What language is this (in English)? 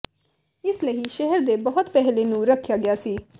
Punjabi